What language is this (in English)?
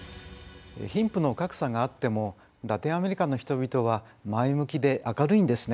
Japanese